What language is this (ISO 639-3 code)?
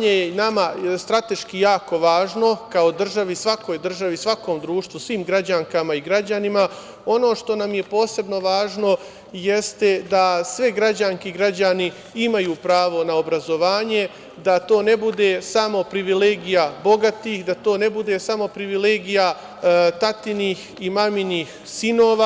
srp